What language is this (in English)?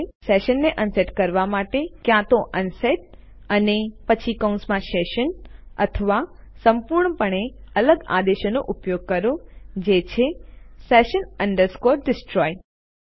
Gujarati